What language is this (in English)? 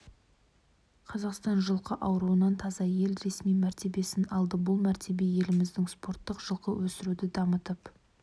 Kazakh